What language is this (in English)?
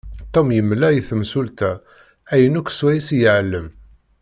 Kabyle